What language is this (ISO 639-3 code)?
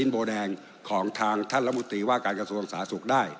tha